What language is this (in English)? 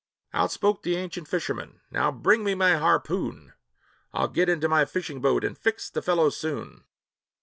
English